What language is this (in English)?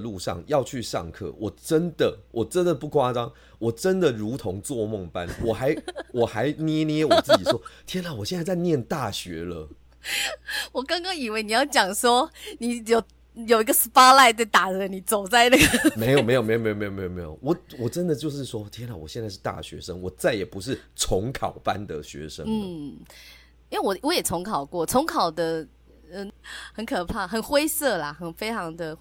Chinese